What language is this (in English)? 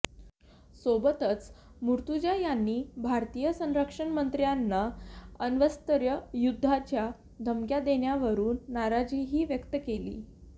Marathi